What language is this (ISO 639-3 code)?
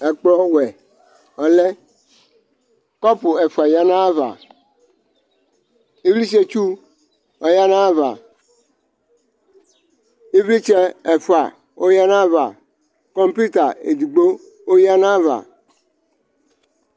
kpo